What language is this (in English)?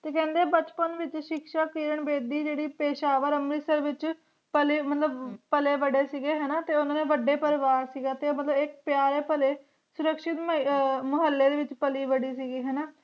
Punjabi